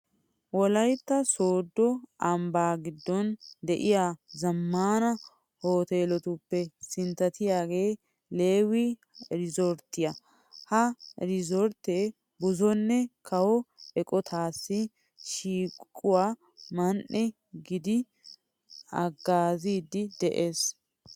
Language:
Wolaytta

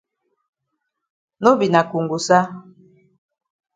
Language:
Cameroon Pidgin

